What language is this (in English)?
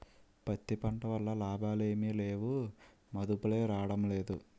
Telugu